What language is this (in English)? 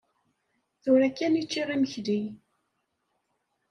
Kabyle